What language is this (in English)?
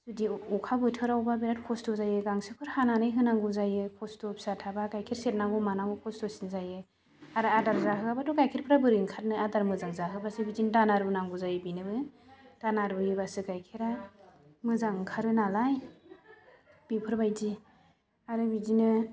Bodo